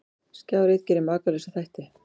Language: Icelandic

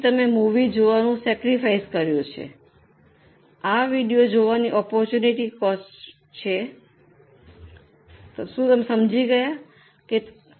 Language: Gujarati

